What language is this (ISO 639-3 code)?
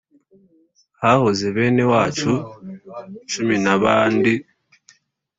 kin